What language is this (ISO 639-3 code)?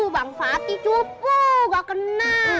ind